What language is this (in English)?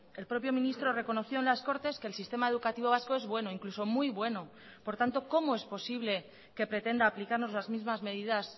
Spanish